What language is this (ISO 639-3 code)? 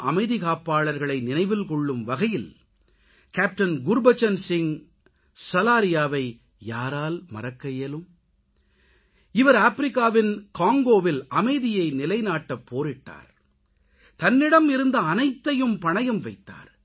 tam